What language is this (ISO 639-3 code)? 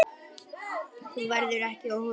isl